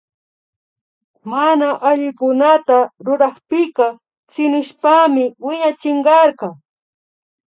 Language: Imbabura Highland Quichua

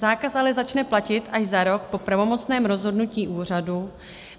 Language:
Czech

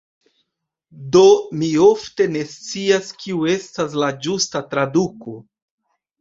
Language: Esperanto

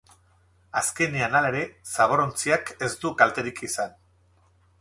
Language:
Basque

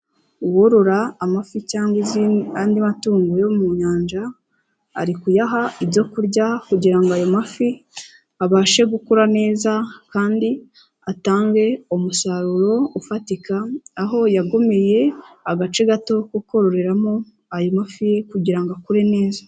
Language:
Kinyarwanda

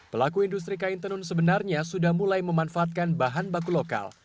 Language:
Indonesian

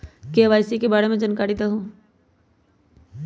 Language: Magahi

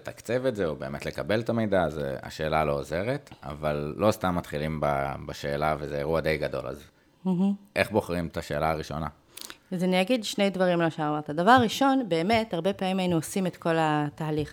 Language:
Hebrew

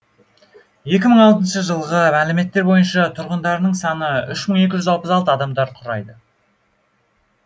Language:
Kazakh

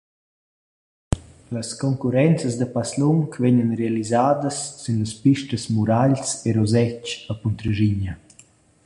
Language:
Romansh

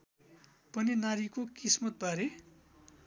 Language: Nepali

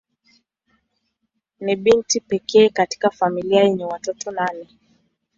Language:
Swahili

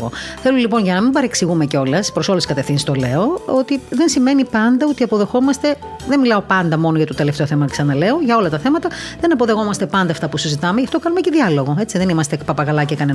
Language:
Greek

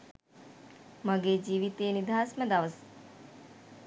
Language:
Sinhala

